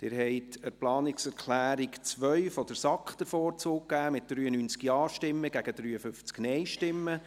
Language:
Swiss German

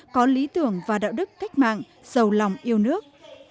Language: Vietnamese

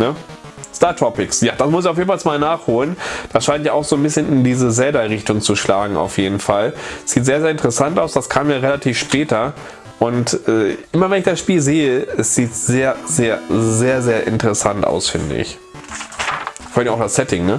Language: German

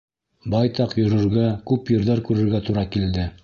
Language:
Bashkir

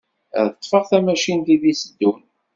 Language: Kabyle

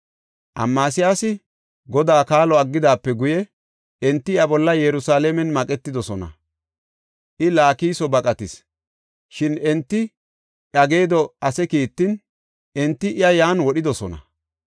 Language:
Gofa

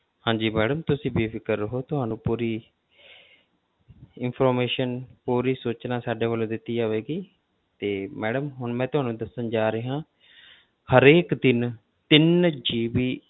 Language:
Punjabi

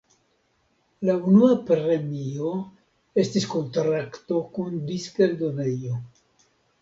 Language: Esperanto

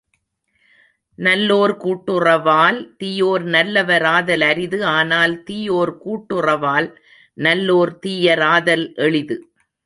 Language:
Tamil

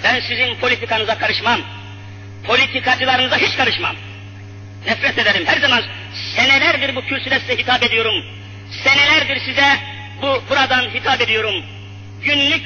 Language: Turkish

